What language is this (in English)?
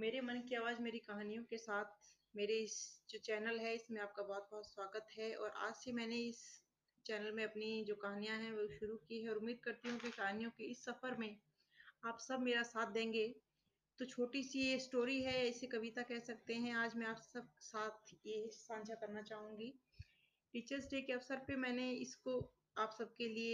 Hindi